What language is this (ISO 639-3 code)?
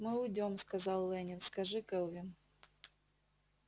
rus